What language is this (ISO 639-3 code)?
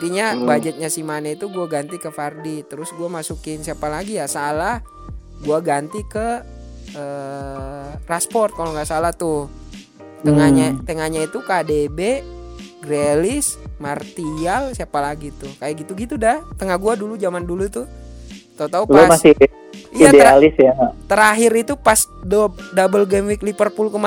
ind